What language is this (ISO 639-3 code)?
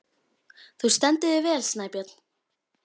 isl